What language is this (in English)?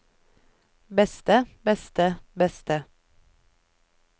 Norwegian